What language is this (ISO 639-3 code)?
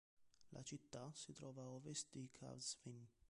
ita